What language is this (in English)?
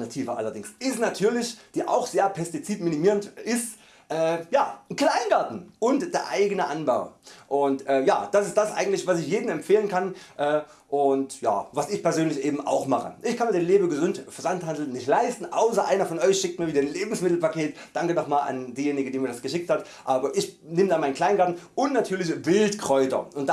German